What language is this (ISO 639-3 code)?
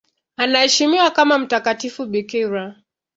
swa